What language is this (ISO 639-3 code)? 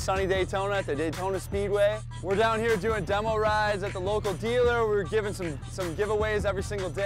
eng